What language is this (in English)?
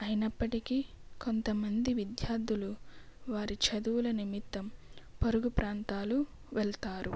Telugu